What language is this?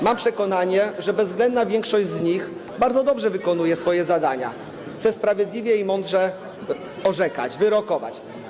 Polish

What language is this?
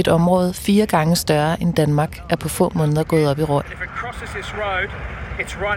Danish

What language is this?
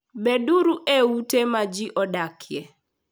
Luo (Kenya and Tanzania)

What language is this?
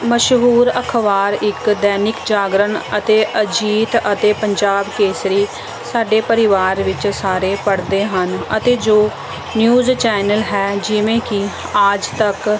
Punjabi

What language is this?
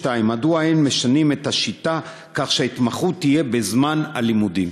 Hebrew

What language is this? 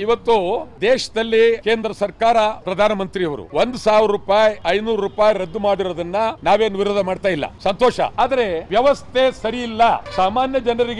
Turkish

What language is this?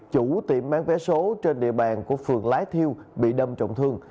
Vietnamese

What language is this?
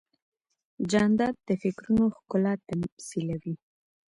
Pashto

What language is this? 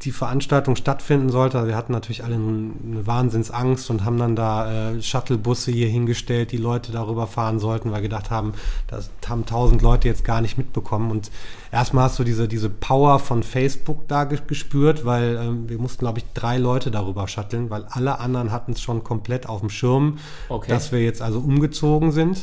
German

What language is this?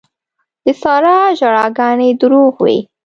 Pashto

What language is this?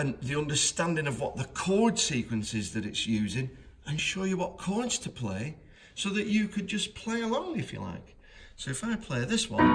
English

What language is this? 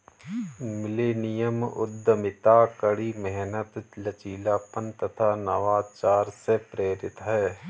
Hindi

